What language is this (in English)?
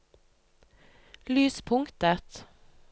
Norwegian